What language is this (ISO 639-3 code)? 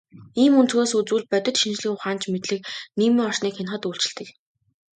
mon